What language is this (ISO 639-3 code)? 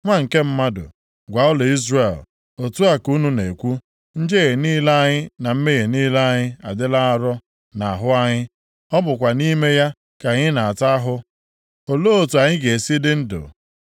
ibo